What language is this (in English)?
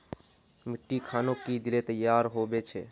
Magahi